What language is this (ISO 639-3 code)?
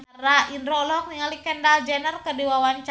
sun